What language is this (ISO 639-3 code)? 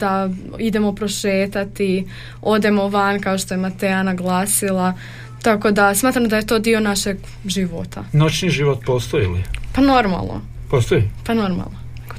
hrv